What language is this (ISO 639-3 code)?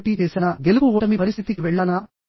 tel